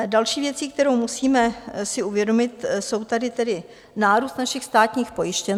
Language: Czech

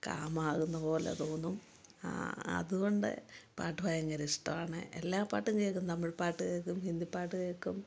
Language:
Malayalam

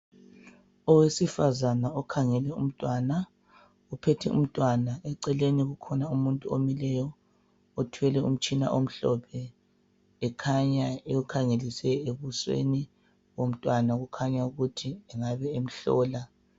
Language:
North Ndebele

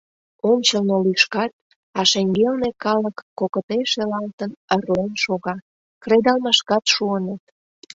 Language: Mari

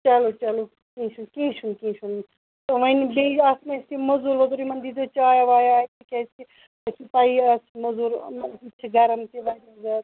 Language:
Kashmiri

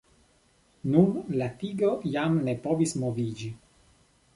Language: Esperanto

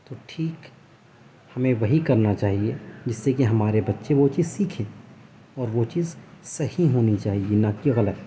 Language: Urdu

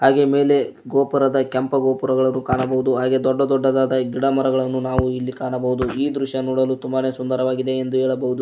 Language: Kannada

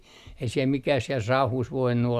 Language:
Finnish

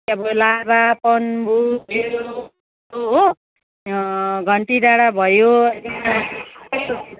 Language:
Nepali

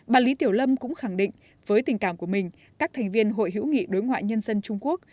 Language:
Vietnamese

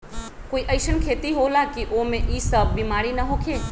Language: Magahi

